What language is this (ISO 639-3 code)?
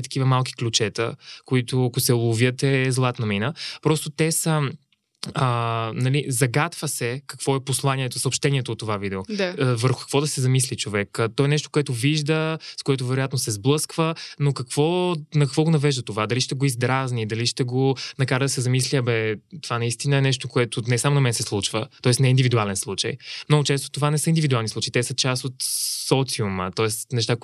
bul